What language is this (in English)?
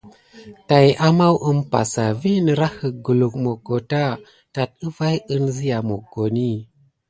Gidar